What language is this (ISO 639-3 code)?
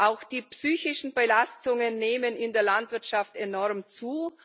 deu